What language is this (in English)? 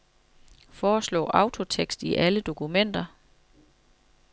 Danish